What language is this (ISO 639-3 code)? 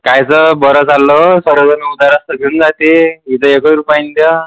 mar